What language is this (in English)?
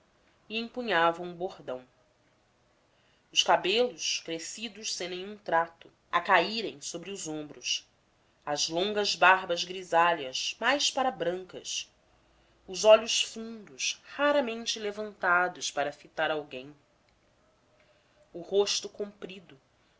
Portuguese